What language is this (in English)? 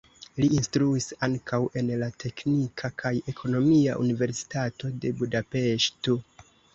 Esperanto